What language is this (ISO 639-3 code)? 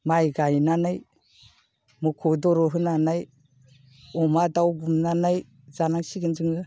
brx